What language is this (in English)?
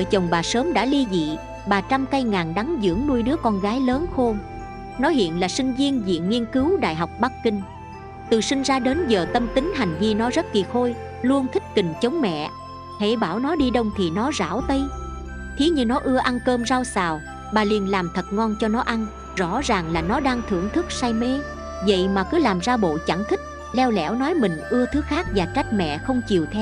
Vietnamese